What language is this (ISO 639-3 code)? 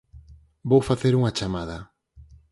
glg